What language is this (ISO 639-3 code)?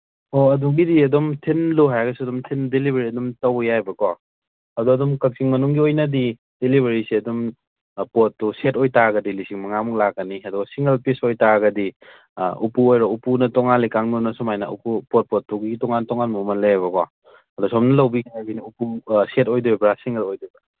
mni